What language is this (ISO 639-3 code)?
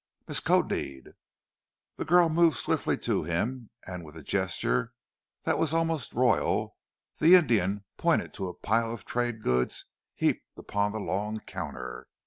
eng